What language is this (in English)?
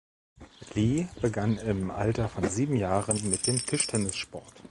German